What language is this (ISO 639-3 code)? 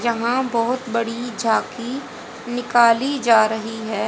hin